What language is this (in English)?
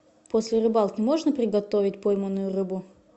Russian